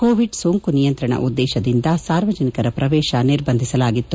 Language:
Kannada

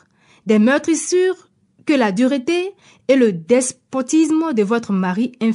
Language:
French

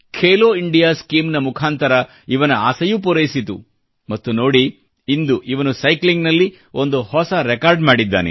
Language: Kannada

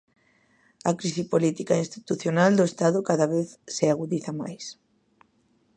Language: Galician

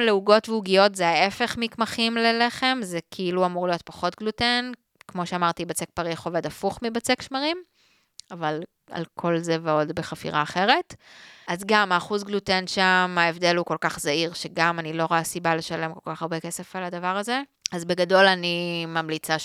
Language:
Hebrew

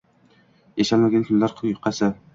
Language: Uzbek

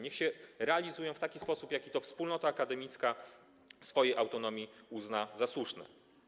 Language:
Polish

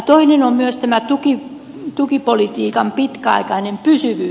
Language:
Finnish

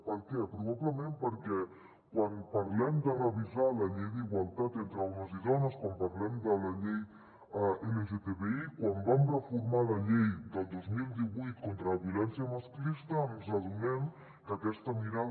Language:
Catalan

